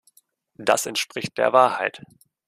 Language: German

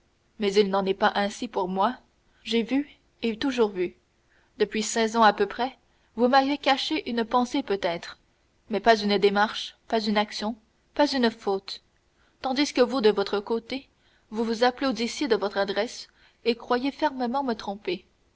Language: French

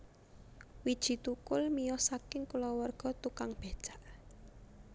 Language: Javanese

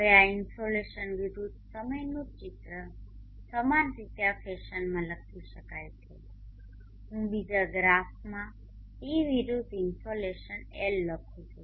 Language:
Gujarati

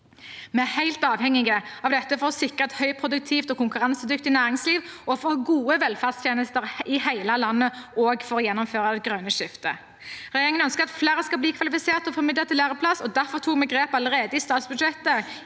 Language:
Norwegian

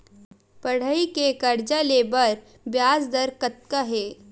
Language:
Chhattisgarhi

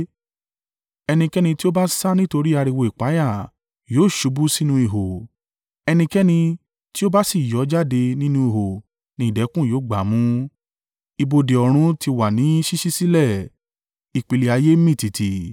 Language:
Yoruba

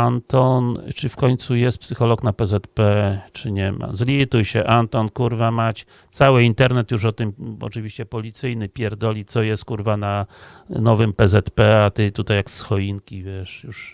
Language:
Polish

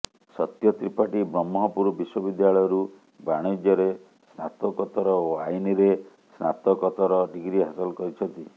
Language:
Odia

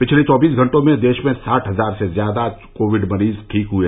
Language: Hindi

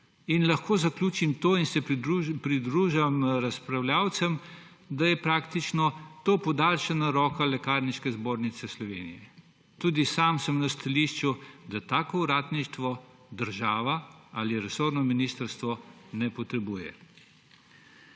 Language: Slovenian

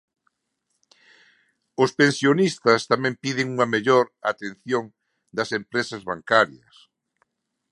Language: Galician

